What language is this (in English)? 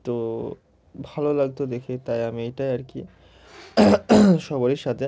Bangla